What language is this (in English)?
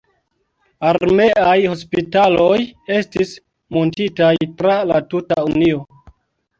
Esperanto